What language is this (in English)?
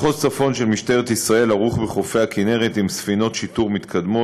Hebrew